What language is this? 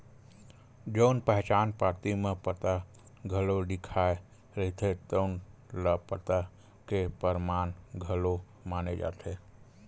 Chhattisgarhi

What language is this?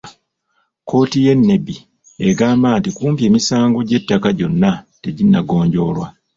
Ganda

